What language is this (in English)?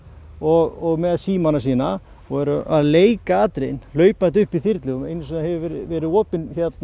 Icelandic